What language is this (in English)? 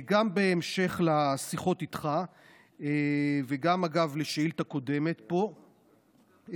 Hebrew